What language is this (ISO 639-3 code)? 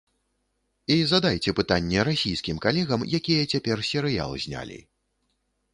bel